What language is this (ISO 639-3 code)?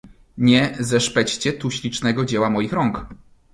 pol